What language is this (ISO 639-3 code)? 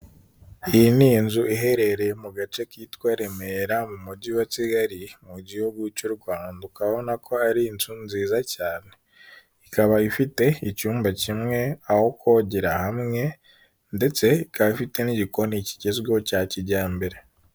kin